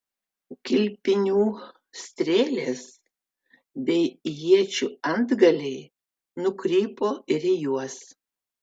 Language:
Lithuanian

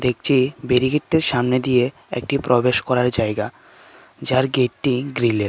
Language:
Bangla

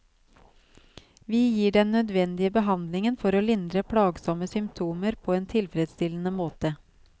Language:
Norwegian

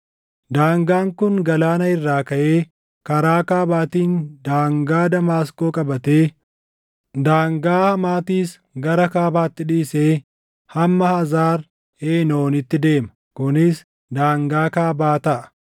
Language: Oromo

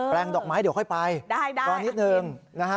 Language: Thai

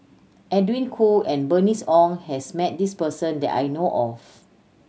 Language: English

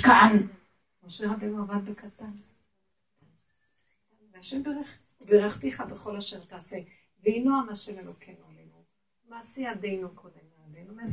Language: Hebrew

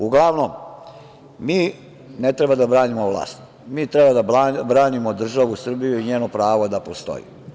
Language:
Serbian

